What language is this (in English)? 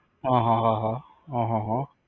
Gujarati